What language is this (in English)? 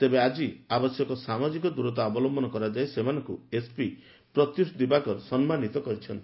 Odia